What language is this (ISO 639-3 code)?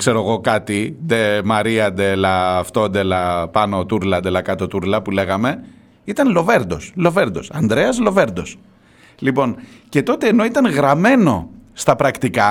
ell